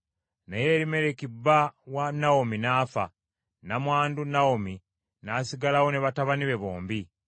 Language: Ganda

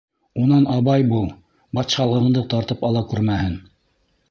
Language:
Bashkir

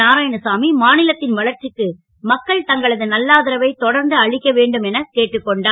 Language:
Tamil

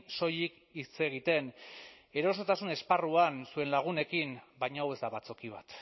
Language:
Basque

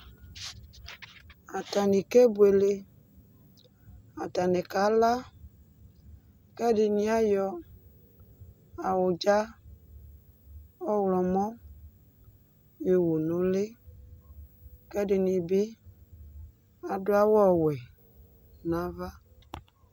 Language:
Ikposo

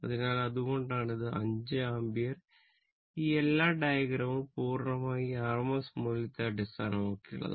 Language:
Malayalam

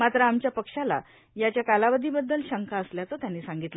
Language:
Marathi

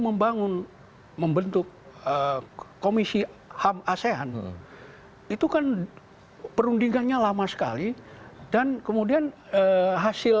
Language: Indonesian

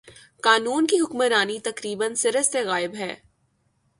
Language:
Urdu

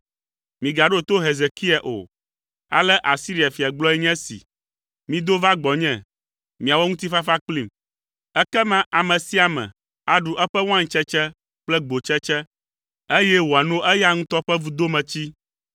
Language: Ewe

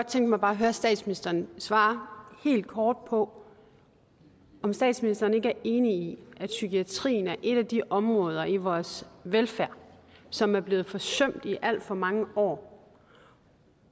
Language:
Danish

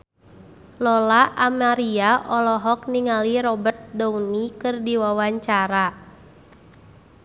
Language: Sundanese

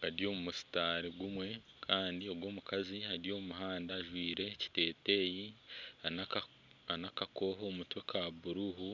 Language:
Nyankole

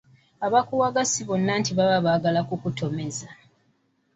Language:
Ganda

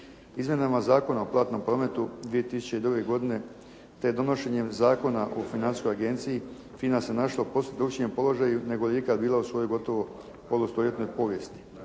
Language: Croatian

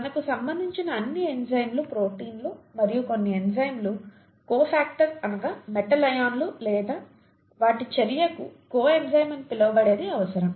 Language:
Telugu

